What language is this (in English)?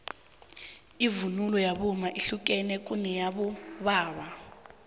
South Ndebele